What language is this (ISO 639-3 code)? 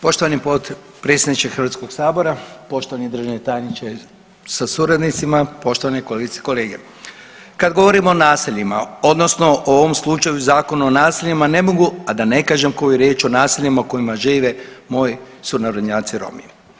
hrv